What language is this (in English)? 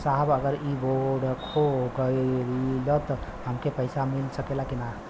Bhojpuri